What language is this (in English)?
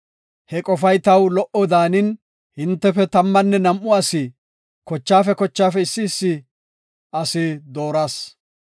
Gofa